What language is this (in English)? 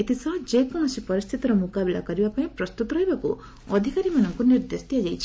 Odia